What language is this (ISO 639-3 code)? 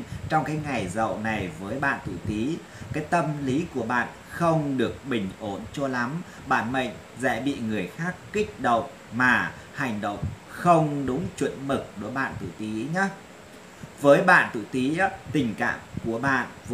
vie